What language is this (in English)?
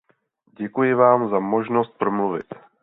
Czech